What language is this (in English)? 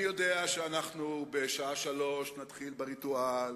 Hebrew